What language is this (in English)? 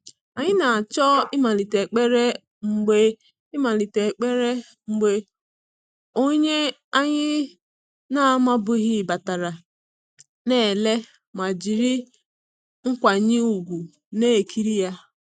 Igbo